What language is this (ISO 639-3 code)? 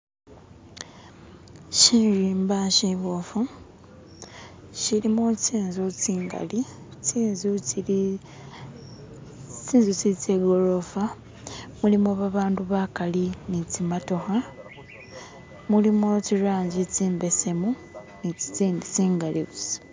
myx